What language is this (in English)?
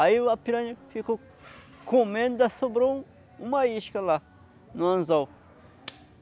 Portuguese